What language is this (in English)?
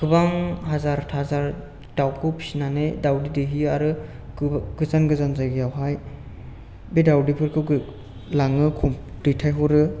Bodo